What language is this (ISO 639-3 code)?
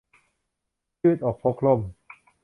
tha